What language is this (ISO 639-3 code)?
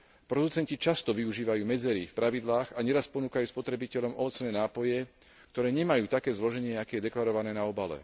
slk